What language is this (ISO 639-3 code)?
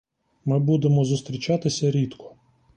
ukr